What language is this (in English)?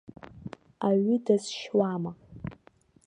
Abkhazian